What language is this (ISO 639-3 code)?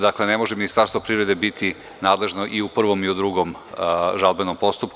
srp